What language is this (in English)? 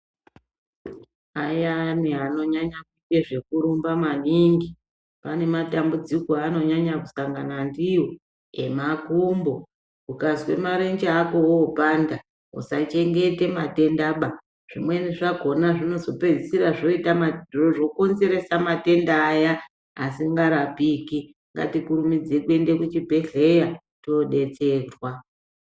Ndau